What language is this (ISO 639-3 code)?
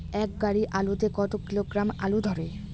ben